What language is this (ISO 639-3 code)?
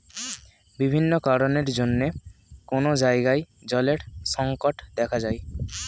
ben